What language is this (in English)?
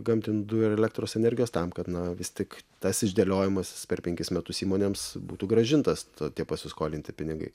Lithuanian